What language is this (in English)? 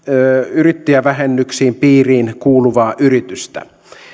Finnish